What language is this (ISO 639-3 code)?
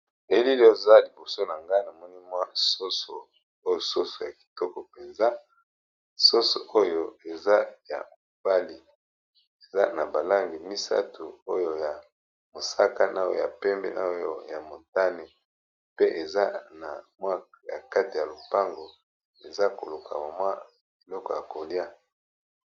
lin